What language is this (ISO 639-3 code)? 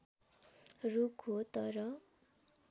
nep